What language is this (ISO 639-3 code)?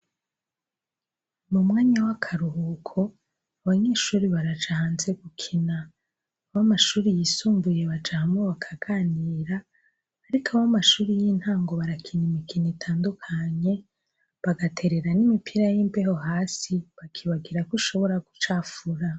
run